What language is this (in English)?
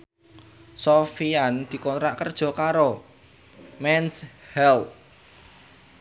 Javanese